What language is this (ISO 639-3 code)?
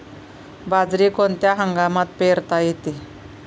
mar